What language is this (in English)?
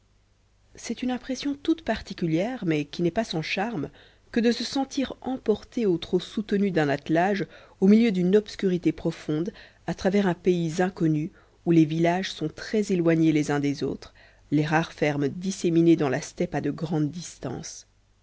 French